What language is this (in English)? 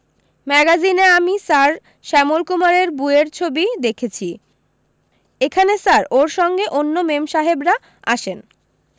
Bangla